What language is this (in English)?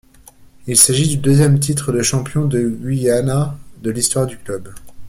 French